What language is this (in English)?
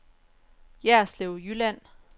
Danish